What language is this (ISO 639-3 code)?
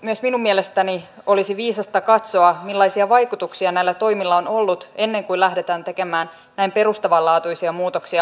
fin